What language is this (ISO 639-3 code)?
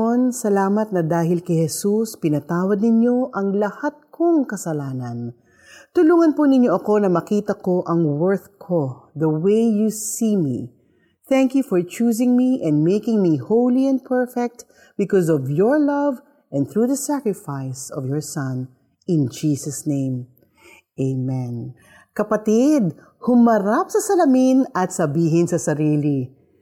fil